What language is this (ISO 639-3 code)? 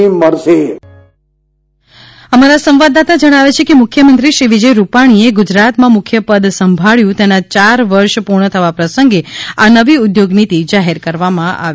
guj